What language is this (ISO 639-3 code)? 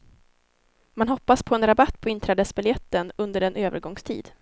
swe